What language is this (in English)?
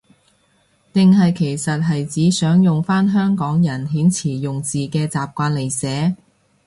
Cantonese